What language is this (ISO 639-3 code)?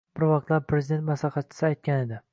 uzb